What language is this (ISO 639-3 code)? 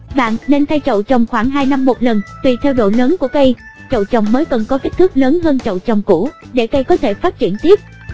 vie